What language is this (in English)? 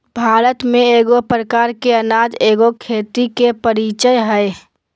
Magahi